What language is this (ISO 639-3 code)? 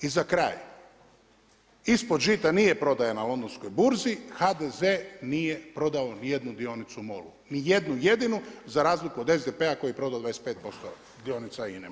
hrv